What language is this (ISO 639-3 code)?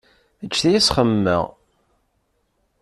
kab